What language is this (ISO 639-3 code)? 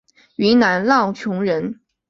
zho